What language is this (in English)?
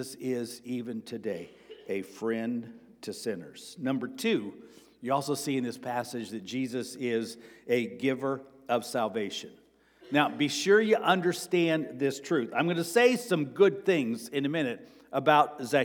English